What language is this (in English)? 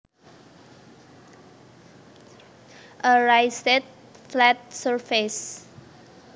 Javanese